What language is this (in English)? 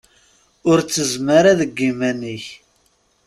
Kabyle